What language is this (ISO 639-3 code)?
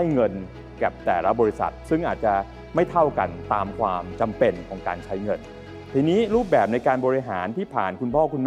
tha